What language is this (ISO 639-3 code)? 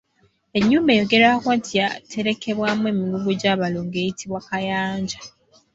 lug